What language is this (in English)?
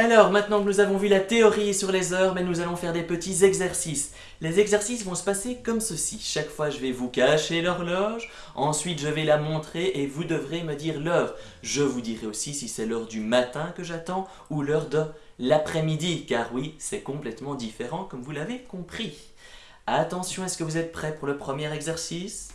French